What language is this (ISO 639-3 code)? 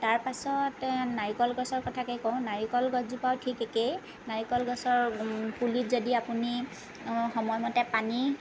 asm